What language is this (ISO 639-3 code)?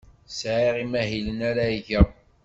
kab